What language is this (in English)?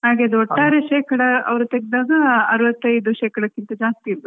Kannada